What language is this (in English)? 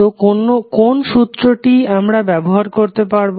Bangla